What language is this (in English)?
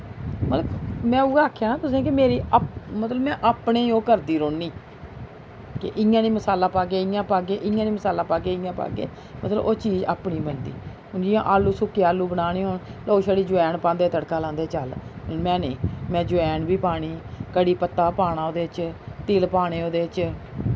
Dogri